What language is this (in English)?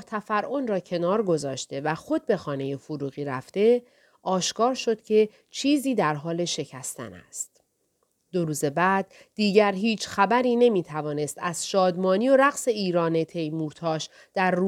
Persian